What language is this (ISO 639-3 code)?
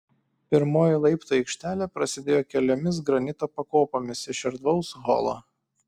lit